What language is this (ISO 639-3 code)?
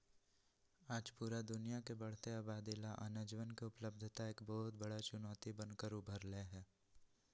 mag